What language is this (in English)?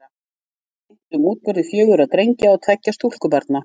Icelandic